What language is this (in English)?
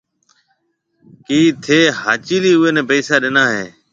Marwari (Pakistan)